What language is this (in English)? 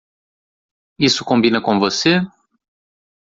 Portuguese